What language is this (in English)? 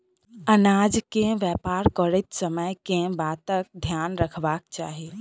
Maithili